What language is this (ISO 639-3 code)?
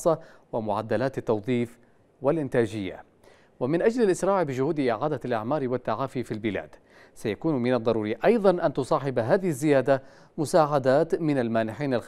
ara